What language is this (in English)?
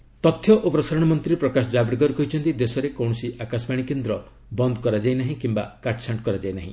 Odia